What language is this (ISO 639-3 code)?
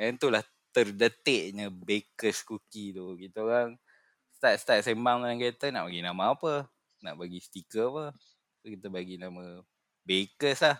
msa